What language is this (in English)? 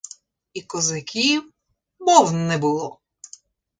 Ukrainian